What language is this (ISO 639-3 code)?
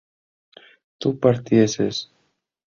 spa